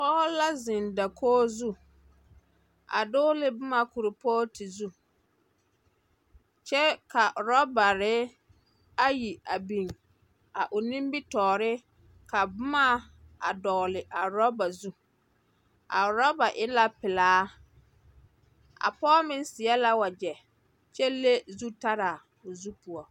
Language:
Southern Dagaare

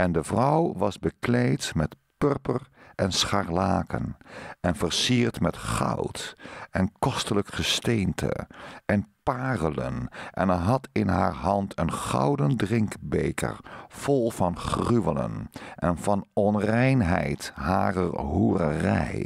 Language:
Dutch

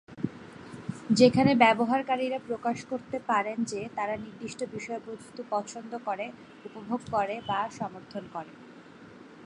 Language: Bangla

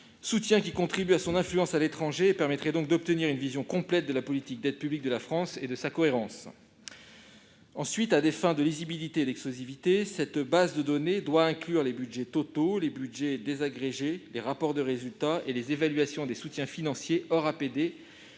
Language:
French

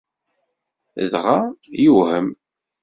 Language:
Kabyle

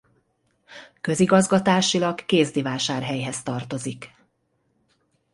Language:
Hungarian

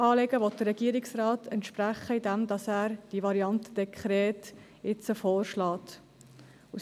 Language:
Swiss German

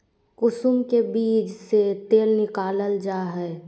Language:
Magahi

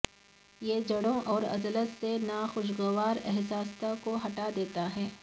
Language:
Urdu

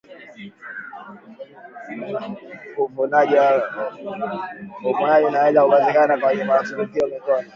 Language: Swahili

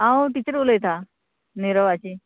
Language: Konkani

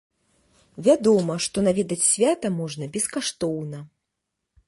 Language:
Belarusian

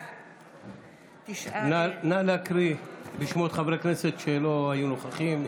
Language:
Hebrew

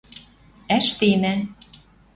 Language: Western Mari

